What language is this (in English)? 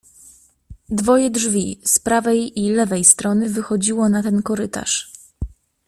Polish